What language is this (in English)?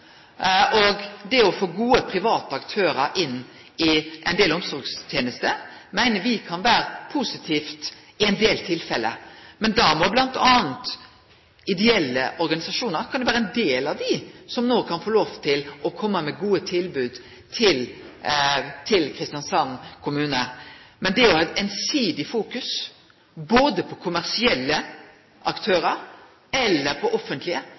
Norwegian Nynorsk